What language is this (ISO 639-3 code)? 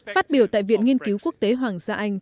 vie